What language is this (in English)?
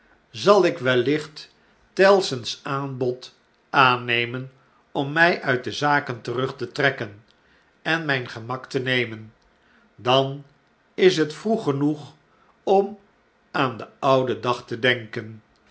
Dutch